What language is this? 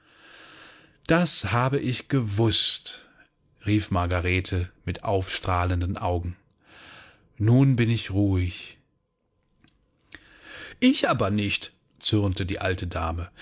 German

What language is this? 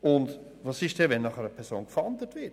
Swiss German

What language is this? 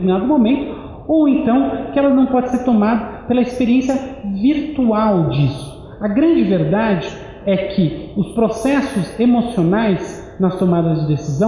Portuguese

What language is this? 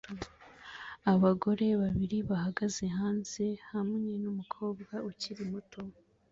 Kinyarwanda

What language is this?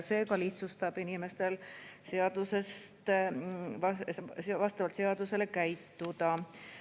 Estonian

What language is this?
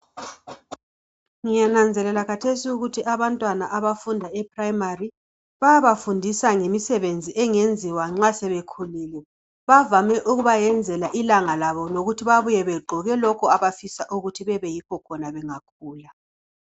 North Ndebele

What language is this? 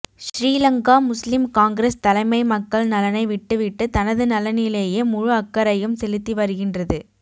Tamil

